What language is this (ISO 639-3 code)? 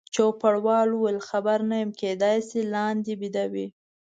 pus